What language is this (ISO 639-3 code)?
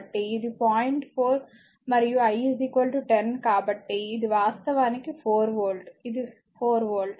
tel